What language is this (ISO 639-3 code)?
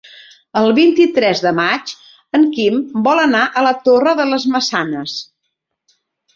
cat